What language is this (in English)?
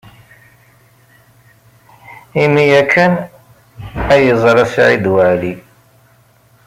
Kabyle